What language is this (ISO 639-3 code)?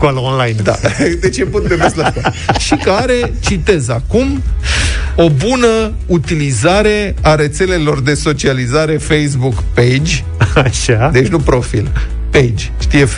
ron